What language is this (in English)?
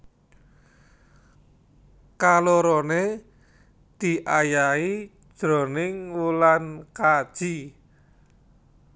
Javanese